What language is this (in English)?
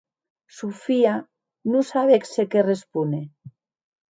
Occitan